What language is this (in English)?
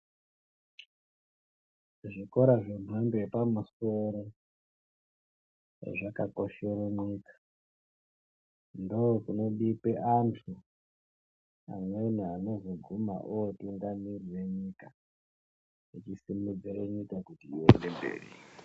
Ndau